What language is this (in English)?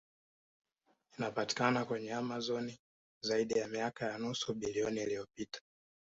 Swahili